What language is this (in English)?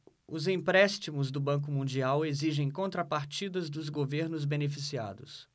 Portuguese